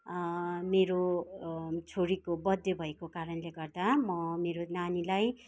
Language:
Nepali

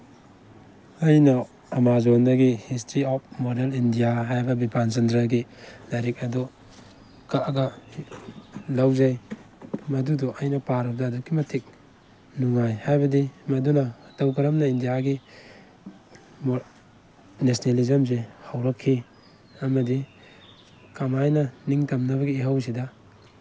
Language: Manipuri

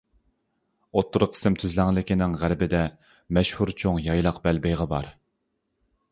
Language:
Uyghur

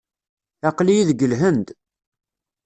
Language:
Kabyle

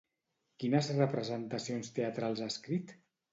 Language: Catalan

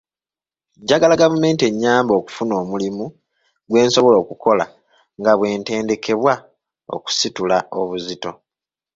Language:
Ganda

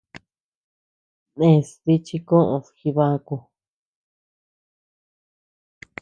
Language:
Tepeuxila Cuicatec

